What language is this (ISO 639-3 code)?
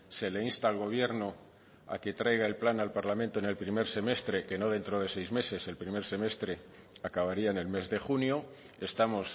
spa